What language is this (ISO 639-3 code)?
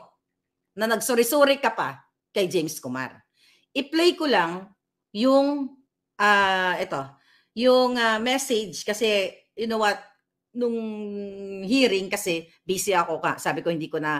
fil